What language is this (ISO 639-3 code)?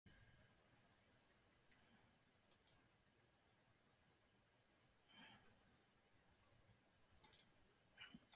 isl